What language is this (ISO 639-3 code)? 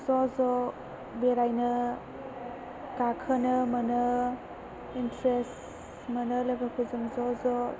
brx